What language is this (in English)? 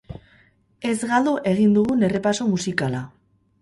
Basque